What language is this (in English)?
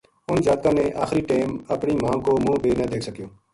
Gujari